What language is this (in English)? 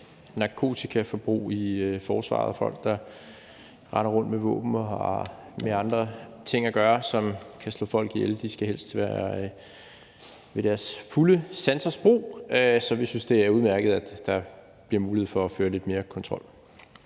Danish